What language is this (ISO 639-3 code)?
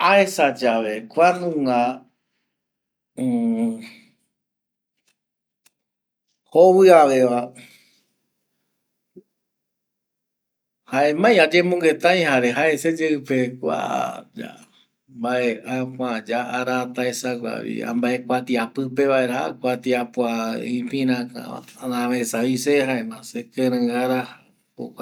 gui